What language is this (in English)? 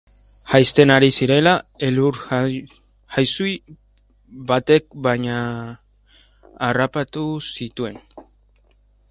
Basque